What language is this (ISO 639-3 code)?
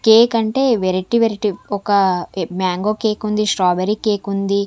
tel